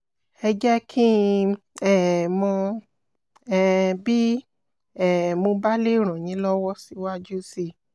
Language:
Yoruba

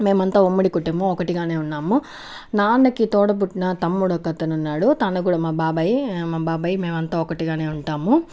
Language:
Telugu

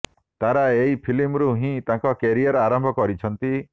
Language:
Odia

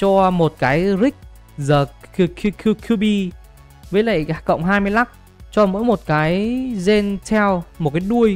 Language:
Vietnamese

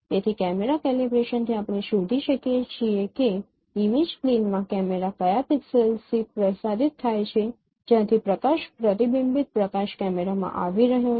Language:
Gujarati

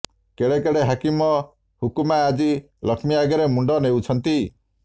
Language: Odia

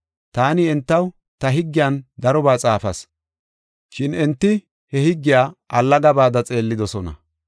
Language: Gofa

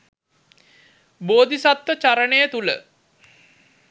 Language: Sinhala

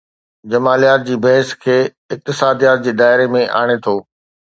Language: Sindhi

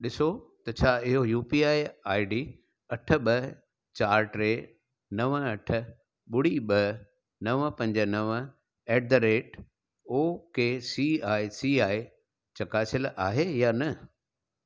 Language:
Sindhi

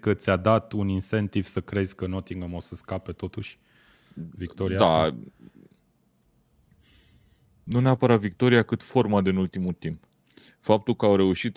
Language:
Romanian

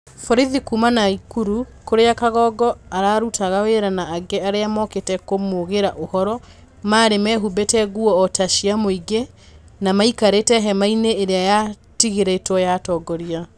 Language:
Kikuyu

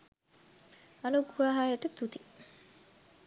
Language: Sinhala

